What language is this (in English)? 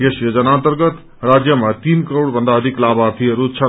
Nepali